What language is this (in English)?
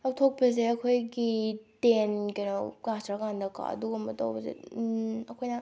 Manipuri